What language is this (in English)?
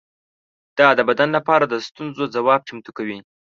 Pashto